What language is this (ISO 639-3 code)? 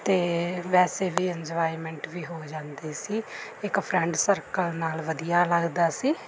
pan